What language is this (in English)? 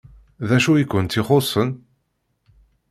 Kabyle